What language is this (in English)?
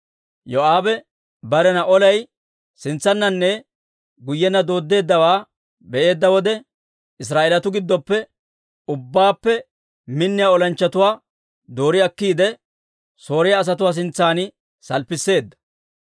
Dawro